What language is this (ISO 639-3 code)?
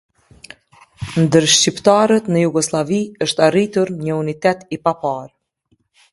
sqi